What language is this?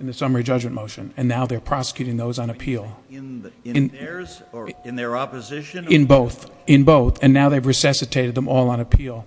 English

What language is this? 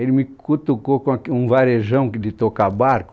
Portuguese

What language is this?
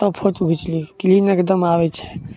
Maithili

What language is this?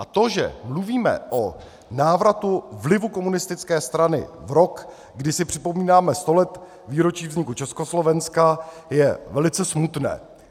Czech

